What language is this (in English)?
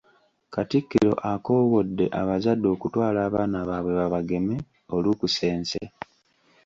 Ganda